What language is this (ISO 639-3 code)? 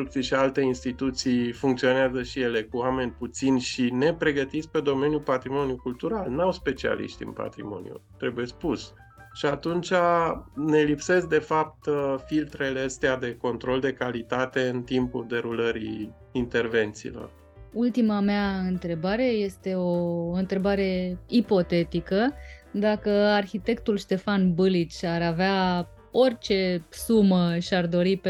ron